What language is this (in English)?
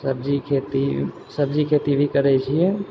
Maithili